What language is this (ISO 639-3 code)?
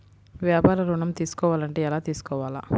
tel